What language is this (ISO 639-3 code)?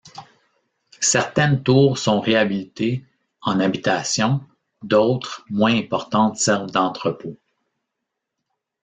fra